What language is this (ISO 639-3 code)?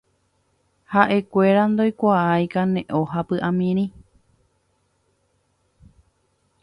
grn